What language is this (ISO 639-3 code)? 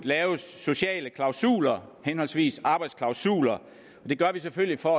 dan